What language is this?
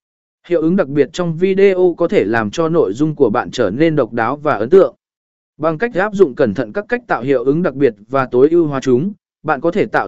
Vietnamese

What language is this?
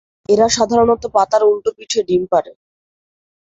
Bangla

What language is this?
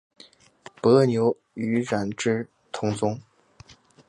Chinese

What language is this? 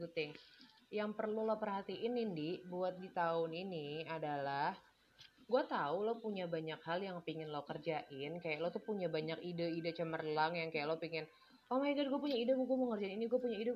Indonesian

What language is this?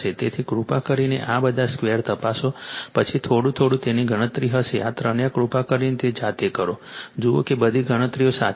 Gujarati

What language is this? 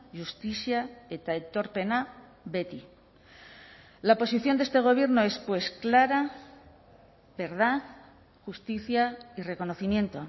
Spanish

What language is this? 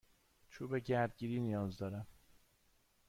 Persian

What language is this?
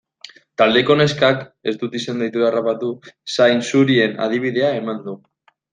Basque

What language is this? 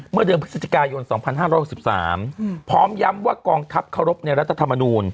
Thai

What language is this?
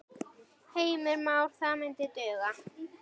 Icelandic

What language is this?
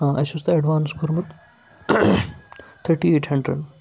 Kashmiri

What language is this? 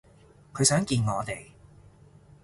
Cantonese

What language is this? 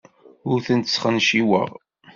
Kabyle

